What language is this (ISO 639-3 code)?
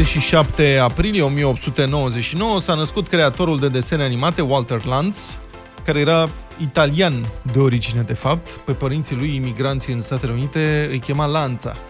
ron